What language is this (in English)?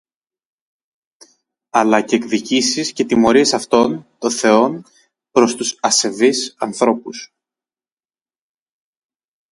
Greek